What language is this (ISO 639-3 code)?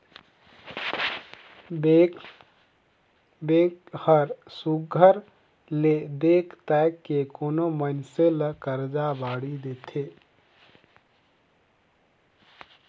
hne